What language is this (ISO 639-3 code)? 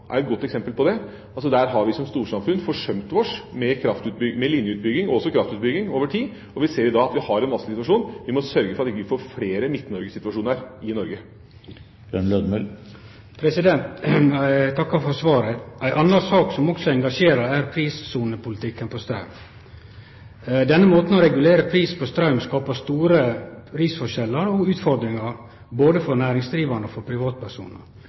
nor